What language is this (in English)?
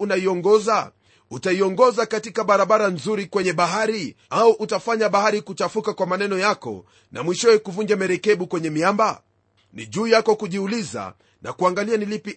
Swahili